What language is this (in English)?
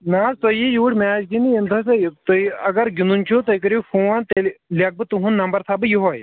Kashmiri